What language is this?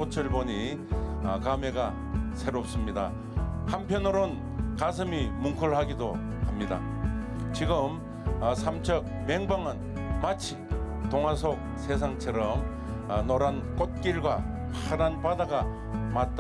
Korean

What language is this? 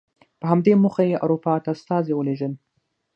Pashto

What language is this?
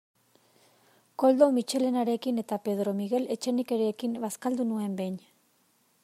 Basque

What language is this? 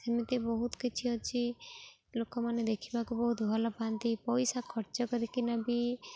Odia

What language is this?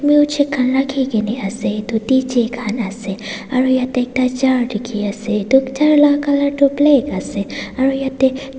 Naga Pidgin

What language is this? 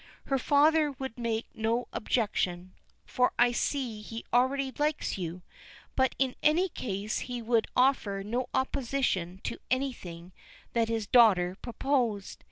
English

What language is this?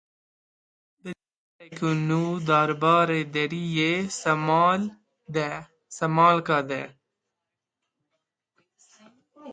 Kurdish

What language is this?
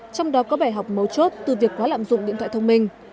Vietnamese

